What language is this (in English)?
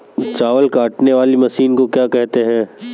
Hindi